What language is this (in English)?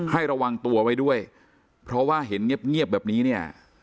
Thai